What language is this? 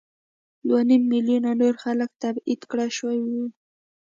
Pashto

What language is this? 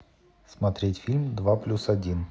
Russian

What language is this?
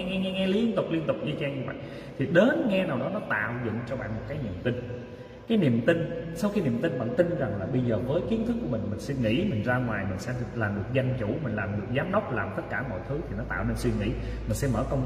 Vietnamese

